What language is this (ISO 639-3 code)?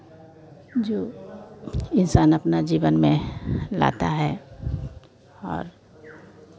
hin